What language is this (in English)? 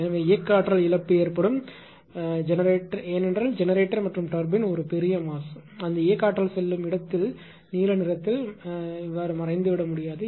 Tamil